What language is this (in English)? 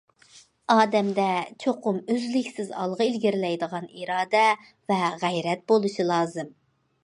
Uyghur